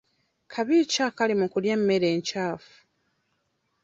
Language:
Ganda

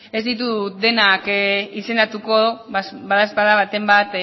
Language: Basque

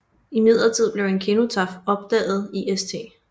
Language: Danish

